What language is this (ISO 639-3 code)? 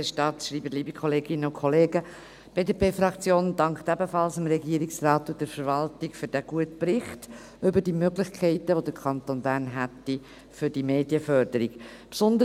gsw